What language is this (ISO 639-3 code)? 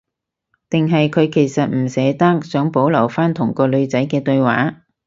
yue